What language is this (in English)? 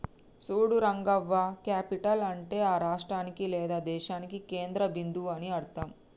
Telugu